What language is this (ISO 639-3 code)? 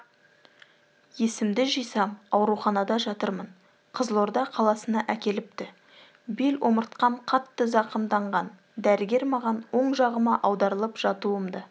kaz